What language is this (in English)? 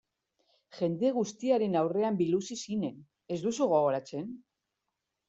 Basque